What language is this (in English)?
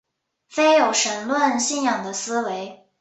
Chinese